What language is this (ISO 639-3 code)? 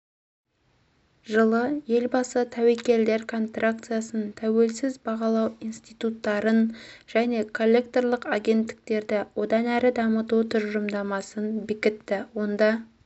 kaz